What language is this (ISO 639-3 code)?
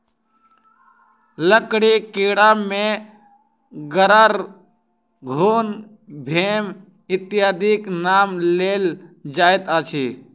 mai